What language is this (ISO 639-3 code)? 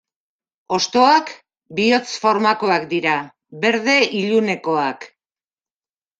eus